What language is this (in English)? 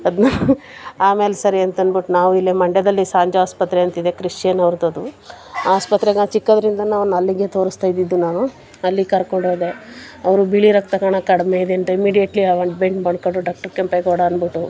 Kannada